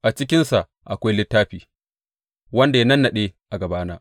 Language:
Hausa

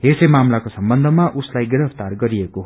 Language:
Nepali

